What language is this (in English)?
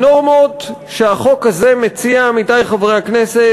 Hebrew